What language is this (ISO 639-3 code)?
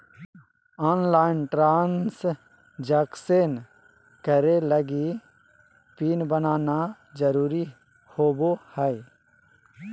mag